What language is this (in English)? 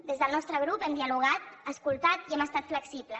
Catalan